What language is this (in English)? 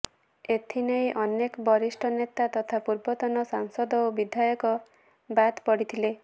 Odia